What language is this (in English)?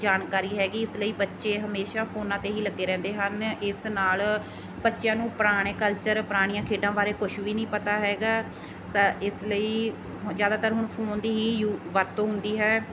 Punjabi